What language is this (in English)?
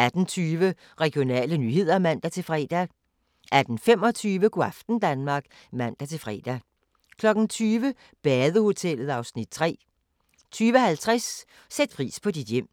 Danish